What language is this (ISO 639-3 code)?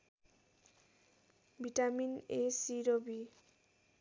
nep